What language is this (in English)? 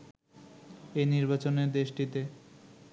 Bangla